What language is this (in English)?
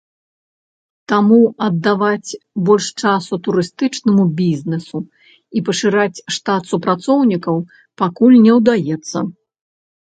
Belarusian